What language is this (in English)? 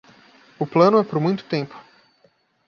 Portuguese